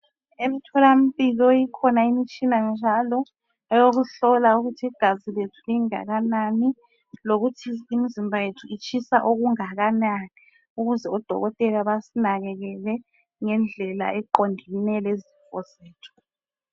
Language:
North Ndebele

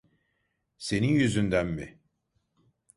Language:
Turkish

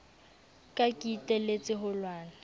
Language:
Southern Sotho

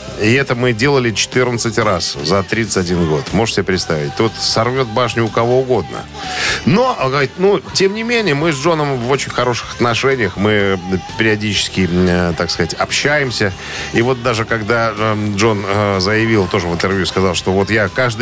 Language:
Russian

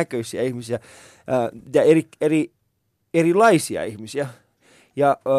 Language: Finnish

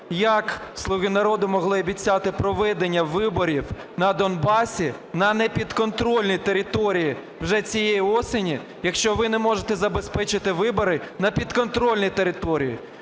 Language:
Ukrainian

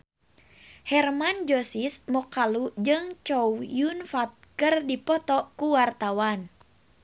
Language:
Sundanese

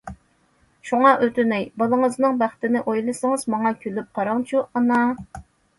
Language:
Uyghur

